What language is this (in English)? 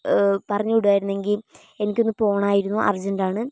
Malayalam